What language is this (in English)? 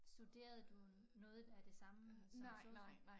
Danish